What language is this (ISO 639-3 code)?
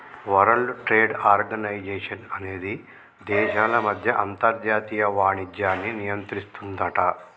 tel